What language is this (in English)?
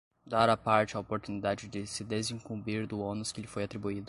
Portuguese